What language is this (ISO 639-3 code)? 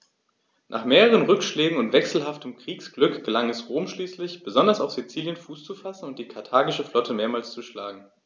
deu